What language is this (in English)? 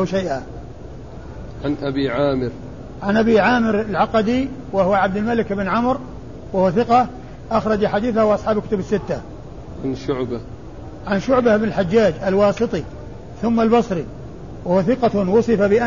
Arabic